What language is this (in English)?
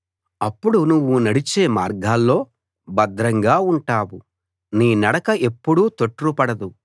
Telugu